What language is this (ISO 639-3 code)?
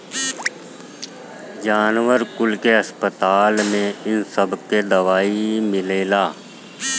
bho